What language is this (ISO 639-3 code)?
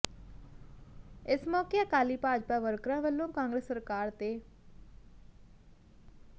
pan